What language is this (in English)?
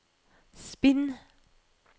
Norwegian